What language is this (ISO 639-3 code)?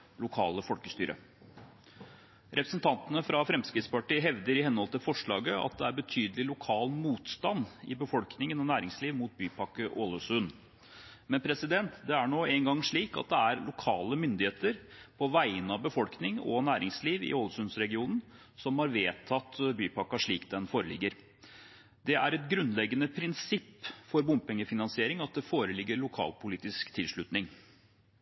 nob